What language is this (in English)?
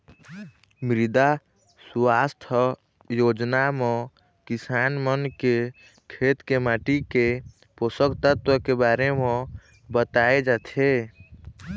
Chhattisgarhi